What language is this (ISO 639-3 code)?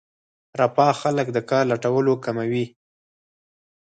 pus